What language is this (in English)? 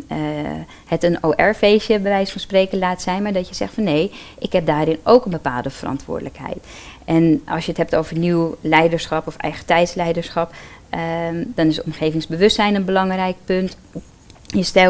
Dutch